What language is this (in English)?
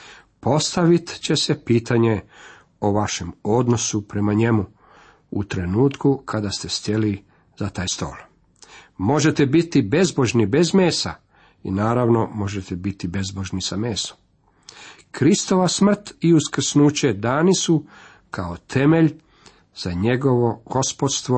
Croatian